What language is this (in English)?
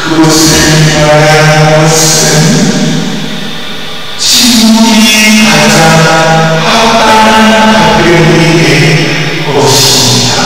Korean